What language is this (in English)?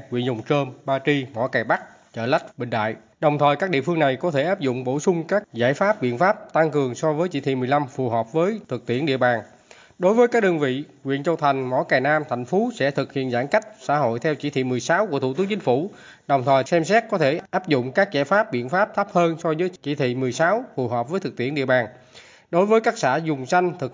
Vietnamese